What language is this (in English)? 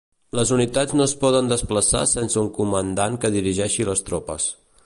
Catalan